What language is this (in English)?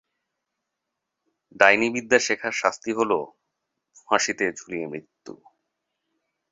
Bangla